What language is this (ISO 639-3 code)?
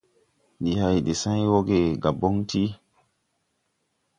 tui